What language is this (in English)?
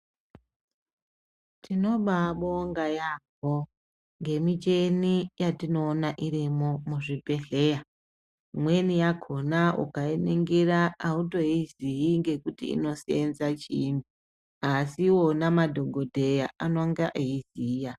Ndau